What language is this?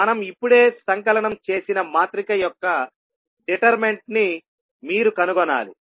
Telugu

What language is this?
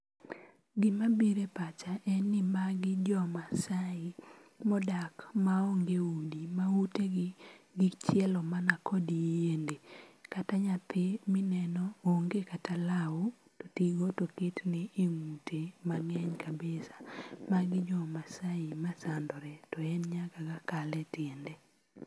Luo (Kenya and Tanzania)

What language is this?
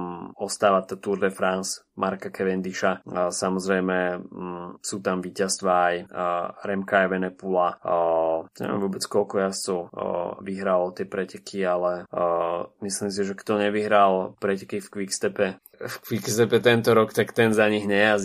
Slovak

